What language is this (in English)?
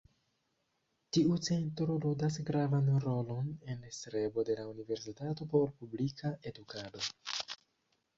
Esperanto